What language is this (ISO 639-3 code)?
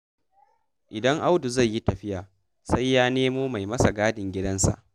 hau